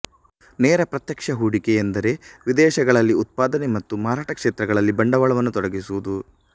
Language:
Kannada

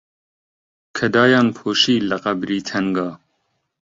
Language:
Central Kurdish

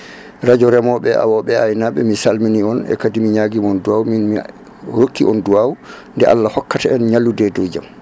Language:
Fula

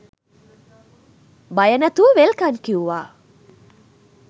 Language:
Sinhala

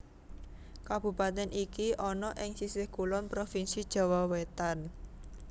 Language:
Javanese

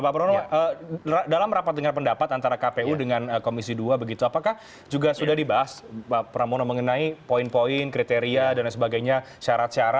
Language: Indonesian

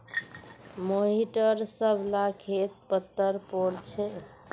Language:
Magahi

